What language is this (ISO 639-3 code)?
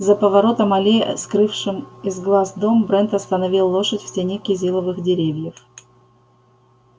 rus